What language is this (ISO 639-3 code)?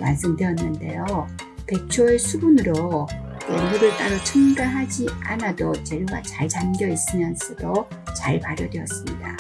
kor